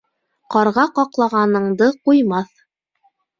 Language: Bashkir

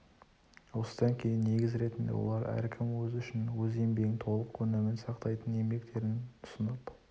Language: Kazakh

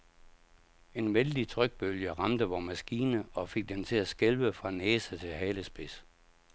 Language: Danish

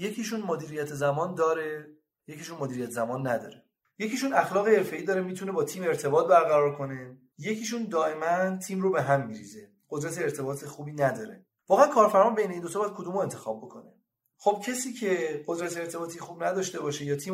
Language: Persian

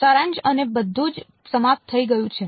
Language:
Gujarati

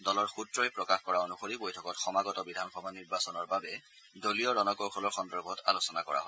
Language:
Assamese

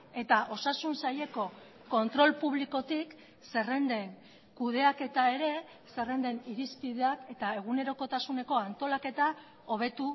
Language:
Basque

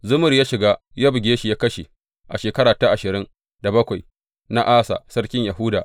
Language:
Hausa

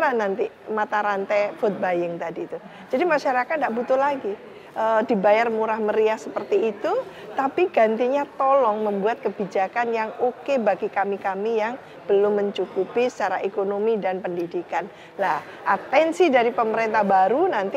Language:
Indonesian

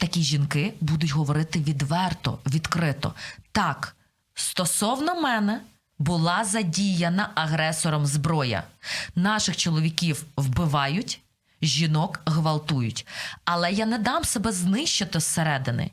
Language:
Ukrainian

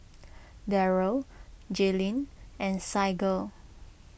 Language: English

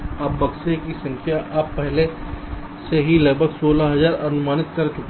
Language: Hindi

